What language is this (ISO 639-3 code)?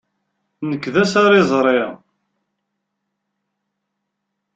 kab